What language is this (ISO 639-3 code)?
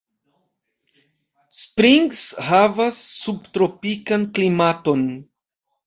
epo